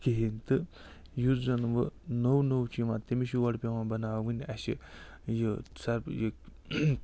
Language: Kashmiri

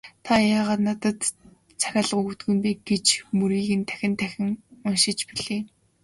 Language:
Mongolian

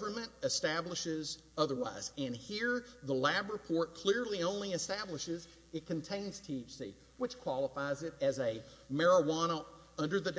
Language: English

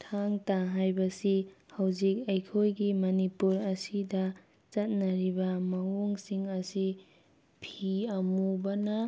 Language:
Manipuri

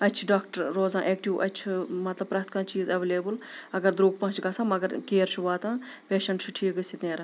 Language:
Kashmiri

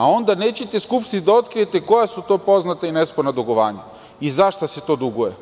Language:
Serbian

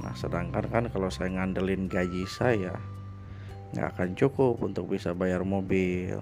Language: Indonesian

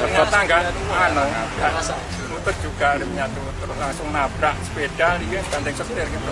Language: Indonesian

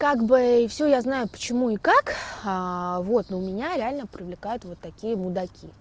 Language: Russian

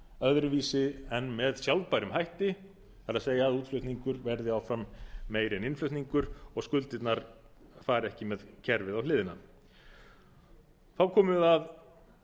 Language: Icelandic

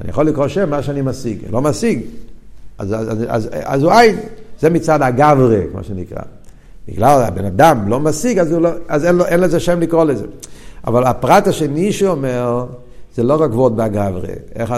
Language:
Hebrew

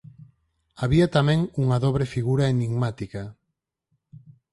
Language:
Galician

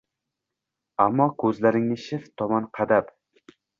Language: Uzbek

